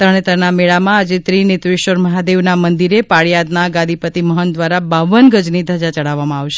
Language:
Gujarati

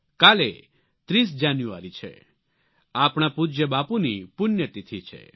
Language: Gujarati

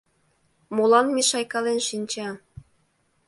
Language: Mari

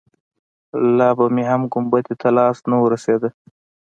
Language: Pashto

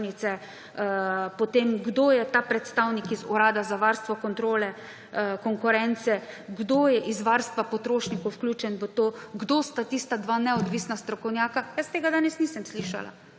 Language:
Slovenian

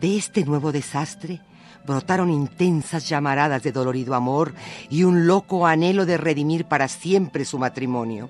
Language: Spanish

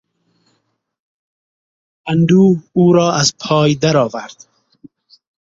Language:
Persian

